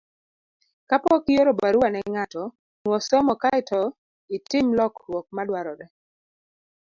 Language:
Luo (Kenya and Tanzania)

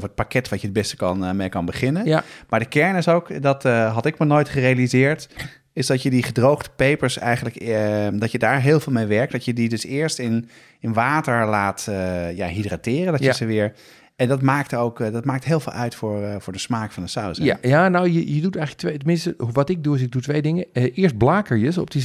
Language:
Dutch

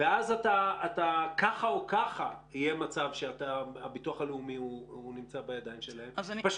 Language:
Hebrew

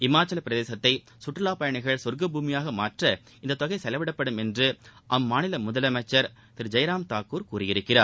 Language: Tamil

